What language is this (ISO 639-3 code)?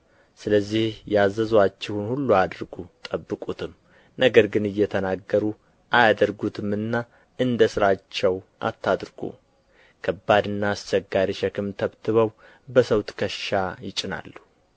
amh